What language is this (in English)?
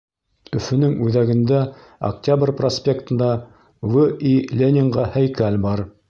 Bashkir